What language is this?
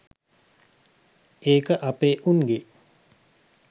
Sinhala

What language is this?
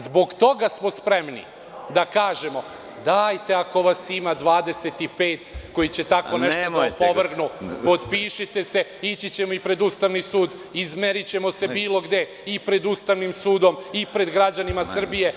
Serbian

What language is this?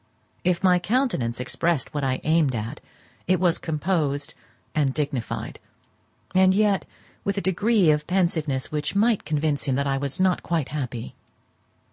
English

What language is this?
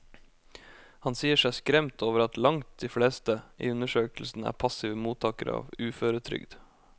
Norwegian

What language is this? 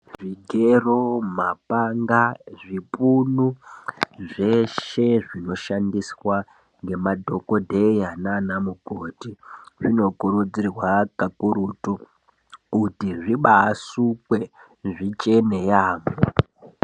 Ndau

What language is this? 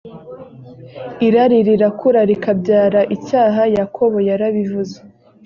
Kinyarwanda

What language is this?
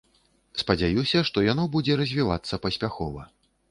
Belarusian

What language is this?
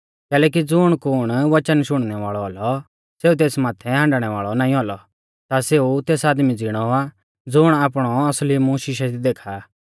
Mahasu Pahari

